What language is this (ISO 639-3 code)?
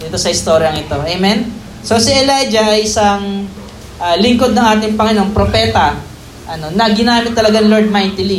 fil